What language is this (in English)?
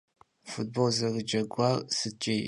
Kabardian